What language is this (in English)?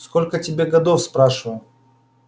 Russian